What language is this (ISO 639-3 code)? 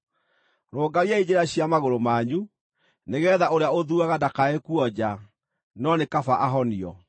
kik